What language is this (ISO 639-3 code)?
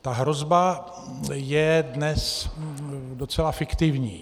ces